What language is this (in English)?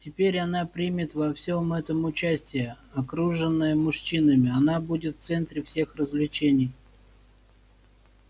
Russian